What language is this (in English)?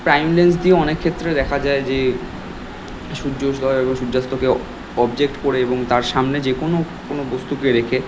Bangla